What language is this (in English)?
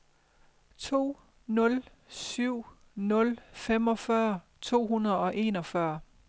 Danish